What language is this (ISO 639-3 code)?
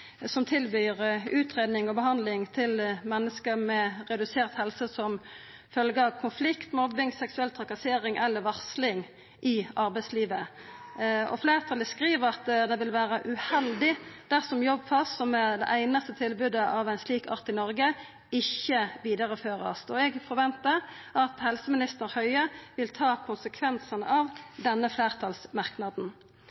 nno